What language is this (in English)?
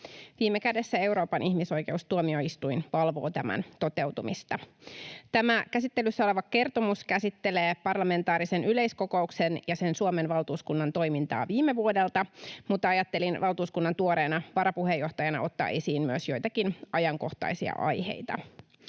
Finnish